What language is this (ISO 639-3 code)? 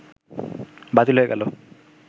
ben